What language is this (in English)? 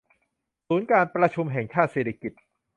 Thai